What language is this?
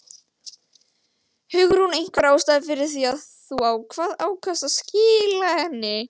Icelandic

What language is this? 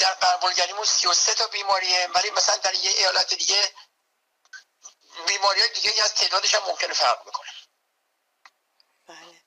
Persian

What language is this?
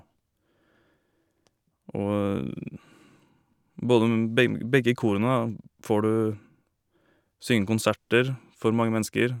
Norwegian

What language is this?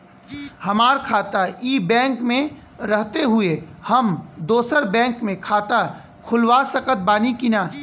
Bhojpuri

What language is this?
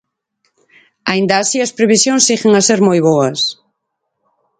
Galician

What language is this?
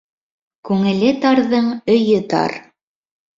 Bashkir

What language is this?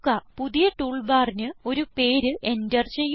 Malayalam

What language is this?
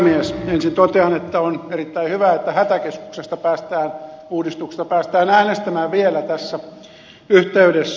Finnish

